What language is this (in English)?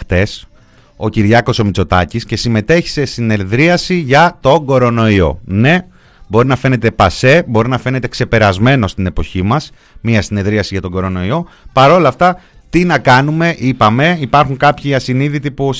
Greek